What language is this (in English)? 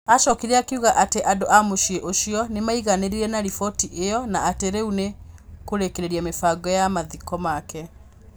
Kikuyu